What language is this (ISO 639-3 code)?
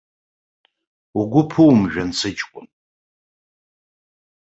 abk